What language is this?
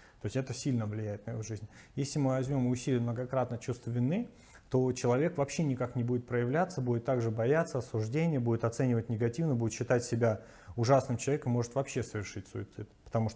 Russian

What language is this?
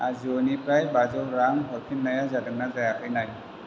Bodo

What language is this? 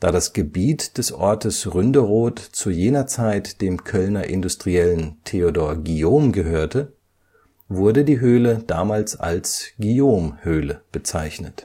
German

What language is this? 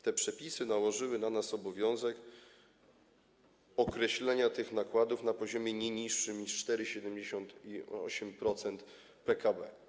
Polish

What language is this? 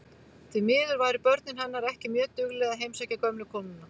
Icelandic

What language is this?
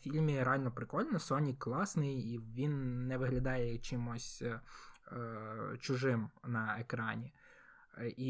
Ukrainian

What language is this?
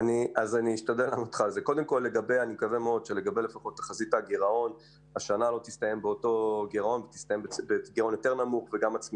Hebrew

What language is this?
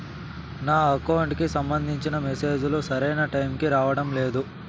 Telugu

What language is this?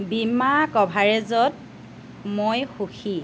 Assamese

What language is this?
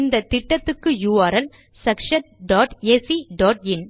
Tamil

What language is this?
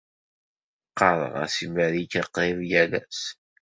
Kabyle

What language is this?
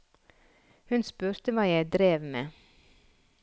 Norwegian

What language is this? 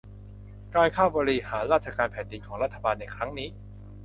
Thai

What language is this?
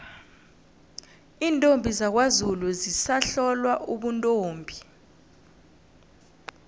South Ndebele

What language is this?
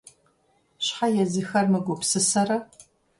Kabardian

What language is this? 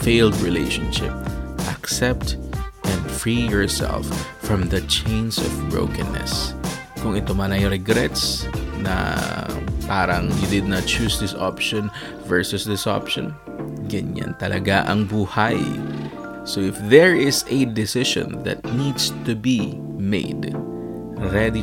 Filipino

